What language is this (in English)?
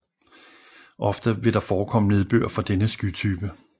Danish